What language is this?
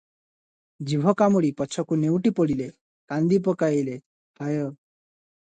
Odia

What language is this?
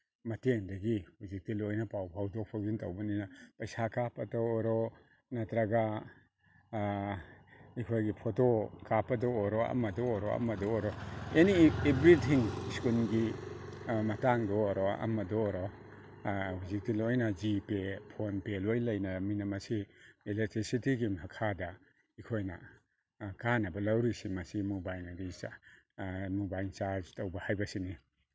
Manipuri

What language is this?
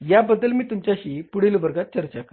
Marathi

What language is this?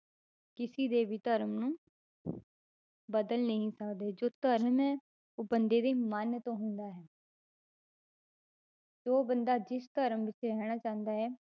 Punjabi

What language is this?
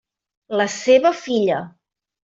Catalan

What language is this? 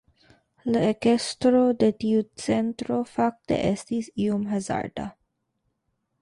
Esperanto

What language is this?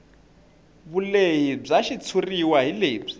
Tsonga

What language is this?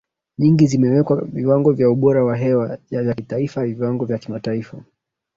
Swahili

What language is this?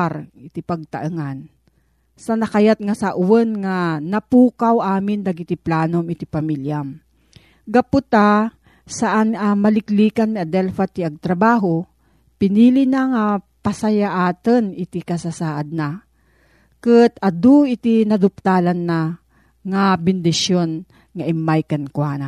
Filipino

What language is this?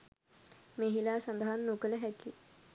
Sinhala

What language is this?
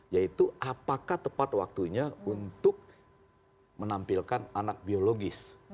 Indonesian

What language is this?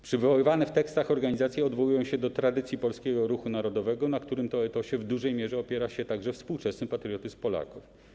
Polish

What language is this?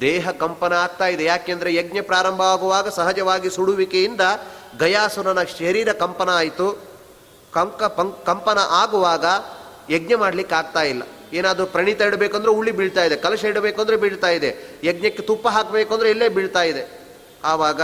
Kannada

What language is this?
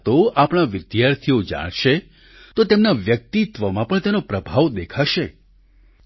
Gujarati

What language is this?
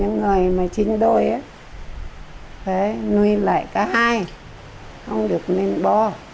Vietnamese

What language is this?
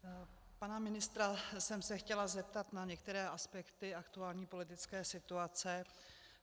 Czech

